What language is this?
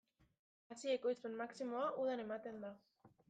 Basque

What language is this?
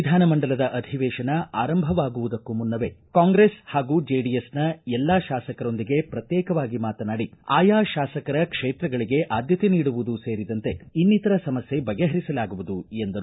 Kannada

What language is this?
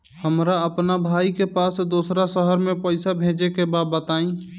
Bhojpuri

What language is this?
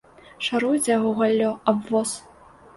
Belarusian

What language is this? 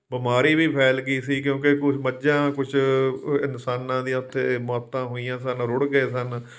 Punjabi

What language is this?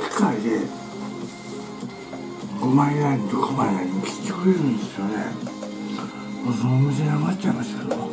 Japanese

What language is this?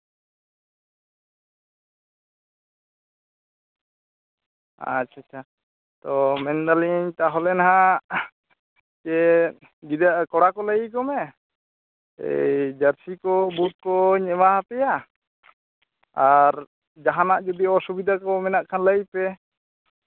Santali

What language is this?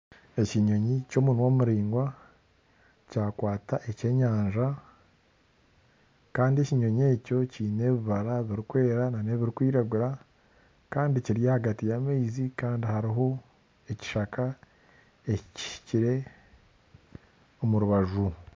Nyankole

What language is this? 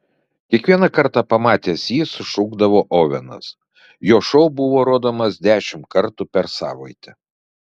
Lithuanian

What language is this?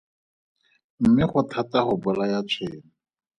Tswana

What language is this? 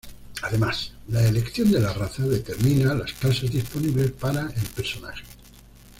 Spanish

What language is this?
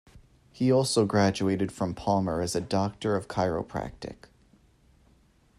English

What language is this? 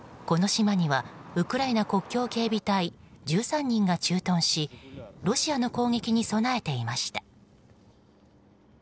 Japanese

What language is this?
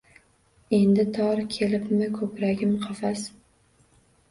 Uzbek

